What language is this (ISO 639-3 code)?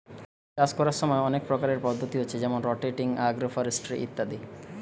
ben